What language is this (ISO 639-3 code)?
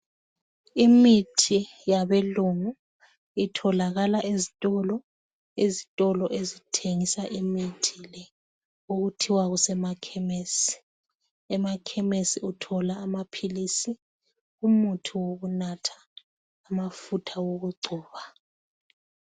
nde